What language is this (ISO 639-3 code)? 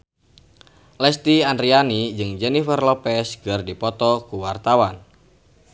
sun